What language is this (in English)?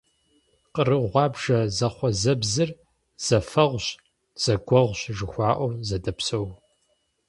Kabardian